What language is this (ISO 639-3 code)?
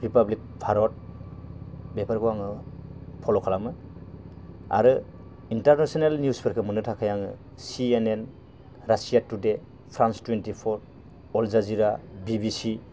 brx